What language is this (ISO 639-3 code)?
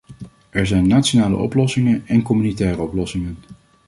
nld